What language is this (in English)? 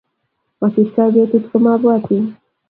Kalenjin